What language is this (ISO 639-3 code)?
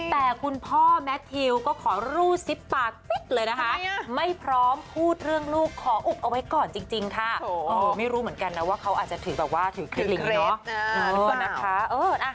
tha